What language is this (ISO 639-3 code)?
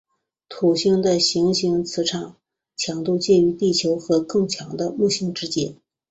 zho